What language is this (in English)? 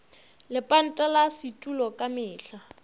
Northern Sotho